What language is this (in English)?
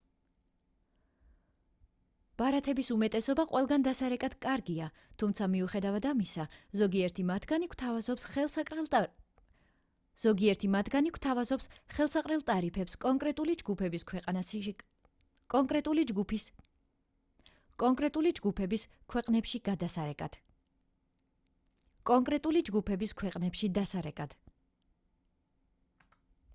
Georgian